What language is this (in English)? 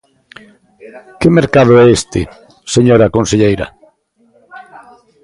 Galician